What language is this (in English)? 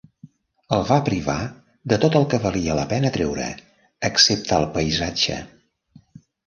Catalan